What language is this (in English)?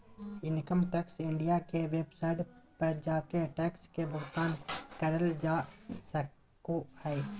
Magahi